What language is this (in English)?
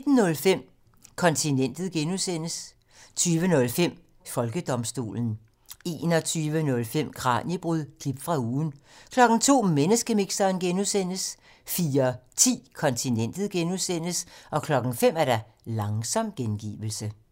Danish